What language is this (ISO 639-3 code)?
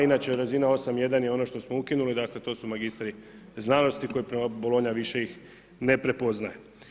hrv